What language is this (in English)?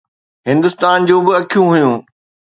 Sindhi